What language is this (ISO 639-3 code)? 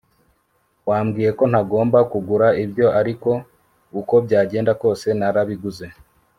kin